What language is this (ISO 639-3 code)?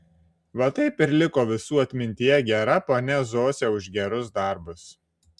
lit